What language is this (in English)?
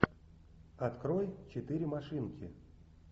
Russian